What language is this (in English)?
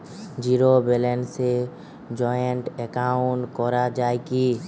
Bangla